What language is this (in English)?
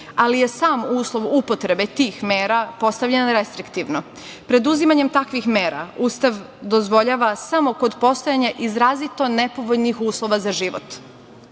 Serbian